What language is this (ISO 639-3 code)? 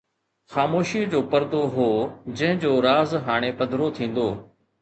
snd